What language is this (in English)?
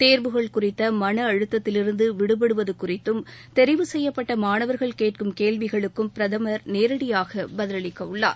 Tamil